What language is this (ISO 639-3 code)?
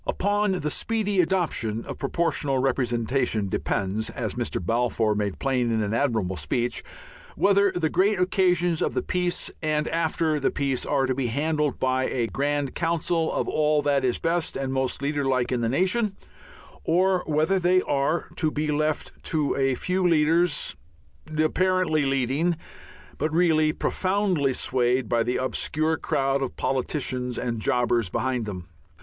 eng